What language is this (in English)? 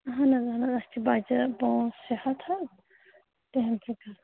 Kashmiri